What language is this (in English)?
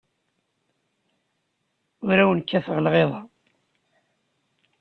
Kabyle